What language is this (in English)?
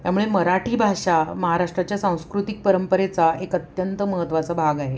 Marathi